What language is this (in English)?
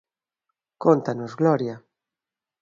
Galician